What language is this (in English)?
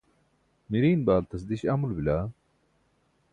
Burushaski